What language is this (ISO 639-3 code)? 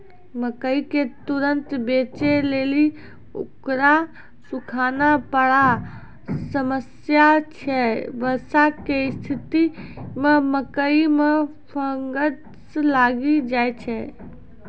mai